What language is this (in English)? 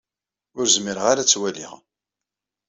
Kabyle